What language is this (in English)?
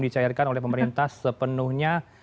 Indonesian